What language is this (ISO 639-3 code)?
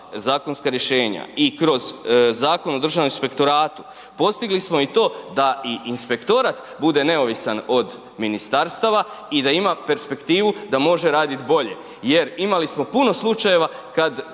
hrv